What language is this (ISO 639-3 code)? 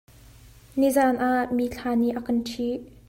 cnh